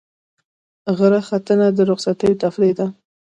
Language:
Pashto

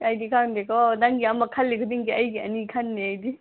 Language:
Manipuri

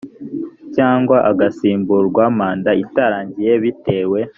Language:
Kinyarwanda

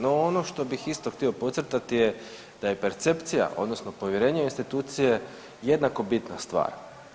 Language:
Croatian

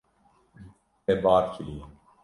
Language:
Kurdish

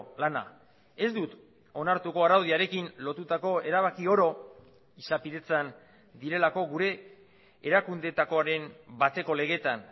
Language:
Basque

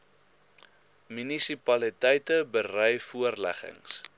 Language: Afrikaans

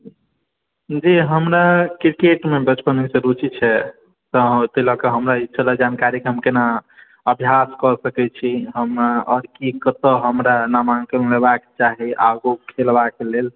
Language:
Maithili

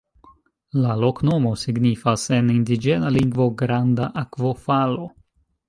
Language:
Esperanto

